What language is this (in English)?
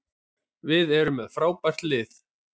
Icelandic